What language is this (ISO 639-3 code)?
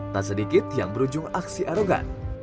ind